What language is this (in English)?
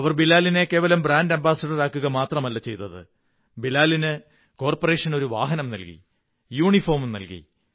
Malayalam